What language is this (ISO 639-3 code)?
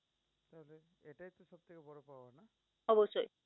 ben